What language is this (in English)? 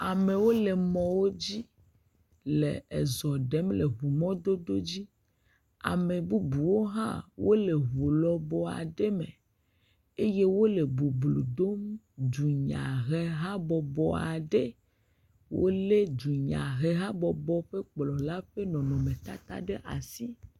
Ewe